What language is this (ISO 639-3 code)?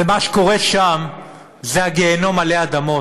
heb